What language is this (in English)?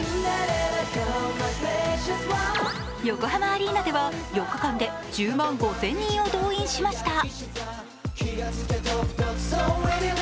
Japanese